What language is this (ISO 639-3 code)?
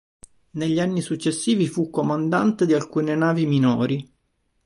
ita